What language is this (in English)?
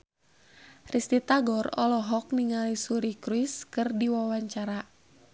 Sundanese